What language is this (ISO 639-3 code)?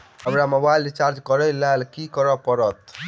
mai